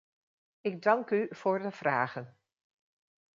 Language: Dutch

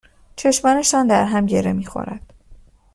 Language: Persian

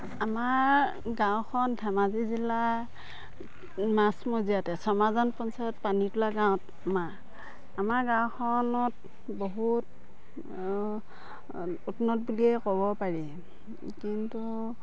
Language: Assamese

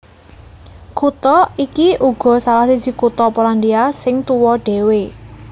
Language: Javanese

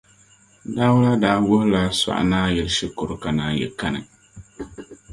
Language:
Dagbani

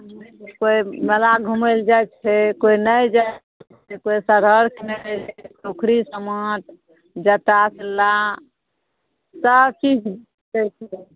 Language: Maithili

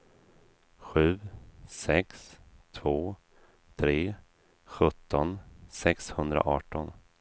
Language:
Swedish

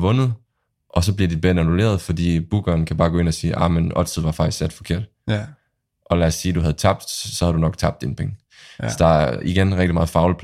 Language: Danish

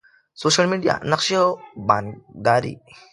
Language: Pashto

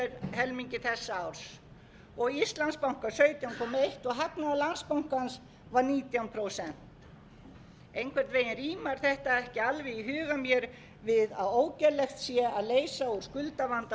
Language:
Icelandic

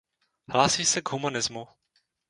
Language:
Czech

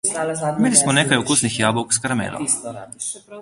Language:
Slovenian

